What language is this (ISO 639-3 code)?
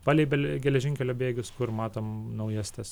lit